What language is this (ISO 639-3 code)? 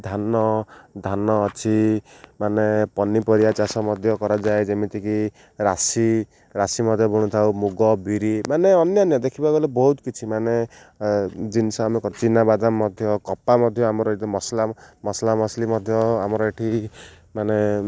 ori